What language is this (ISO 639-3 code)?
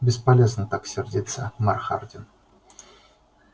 rus